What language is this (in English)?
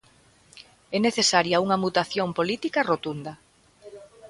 Galician